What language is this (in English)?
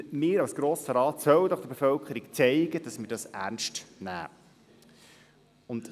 Swiss German